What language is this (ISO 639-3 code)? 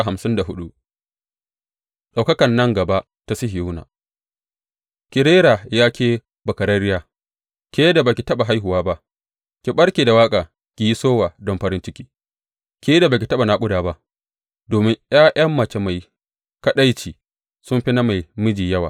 hau